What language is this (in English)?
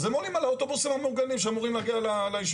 Hebrew